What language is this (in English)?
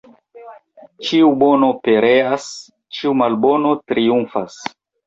Esperanto